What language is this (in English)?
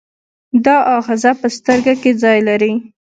Pashto